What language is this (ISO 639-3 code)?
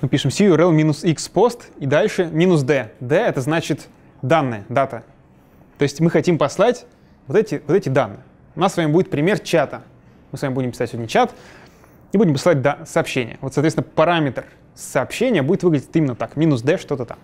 rus